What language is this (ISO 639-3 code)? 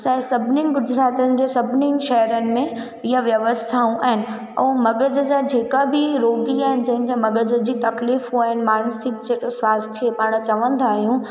snd